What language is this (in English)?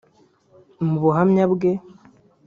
Kinyarwanda